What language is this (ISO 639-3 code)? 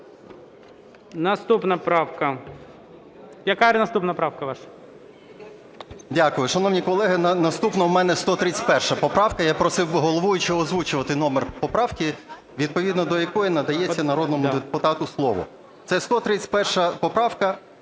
ukr